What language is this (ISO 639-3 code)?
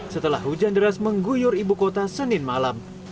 ind